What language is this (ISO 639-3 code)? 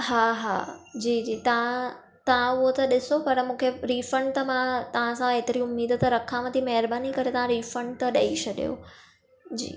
snd